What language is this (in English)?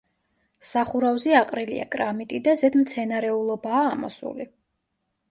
Georgian